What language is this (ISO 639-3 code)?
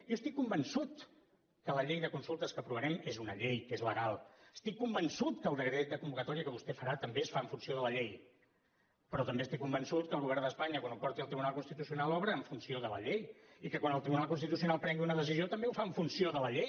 cat